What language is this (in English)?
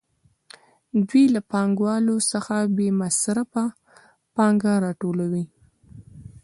Pashto